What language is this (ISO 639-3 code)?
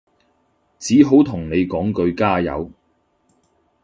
yue